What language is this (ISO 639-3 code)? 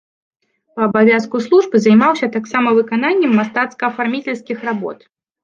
bel